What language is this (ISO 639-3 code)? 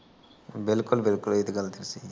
pan